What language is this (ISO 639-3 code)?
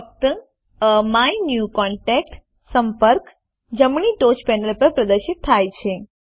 guj